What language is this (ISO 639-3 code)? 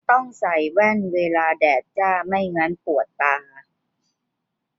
tha